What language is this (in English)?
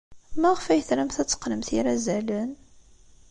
Kabyle